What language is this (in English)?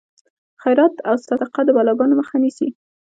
Pashto